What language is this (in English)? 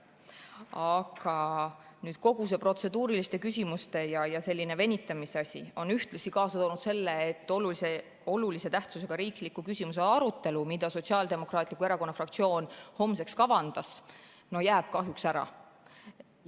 Estonian